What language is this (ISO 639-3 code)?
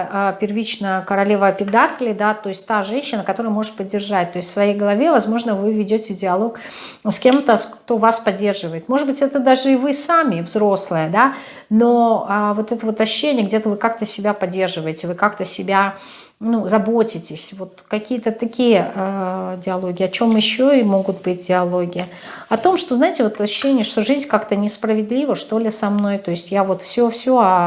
rus